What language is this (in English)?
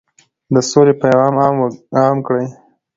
Pashto